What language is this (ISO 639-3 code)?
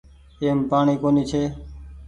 gig